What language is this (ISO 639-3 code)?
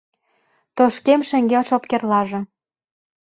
chm